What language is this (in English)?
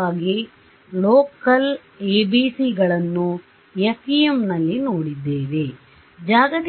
Kannada